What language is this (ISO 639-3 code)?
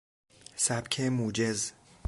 fas